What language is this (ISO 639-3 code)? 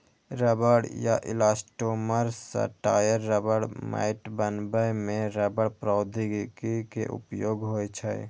mai